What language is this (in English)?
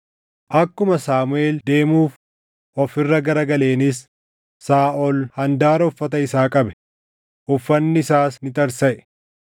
Oromo